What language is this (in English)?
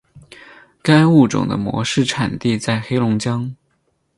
Chinese